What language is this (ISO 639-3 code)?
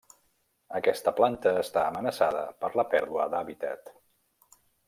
cat